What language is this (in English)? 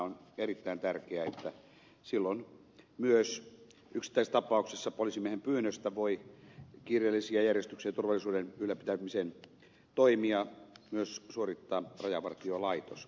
Finnish